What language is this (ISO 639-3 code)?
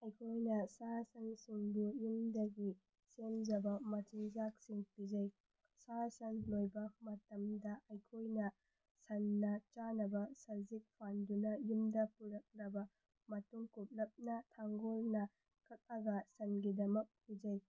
mni